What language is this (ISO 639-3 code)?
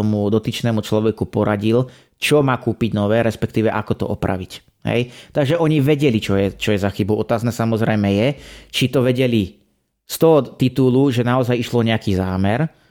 slk